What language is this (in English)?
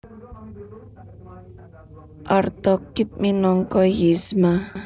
Javanese